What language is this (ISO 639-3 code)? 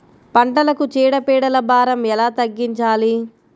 tel